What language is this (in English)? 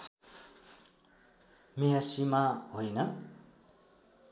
Nepali